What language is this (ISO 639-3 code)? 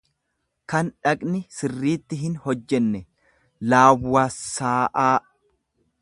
orm